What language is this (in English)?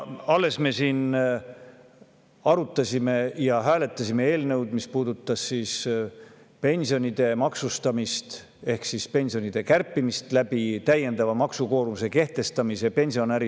Estonian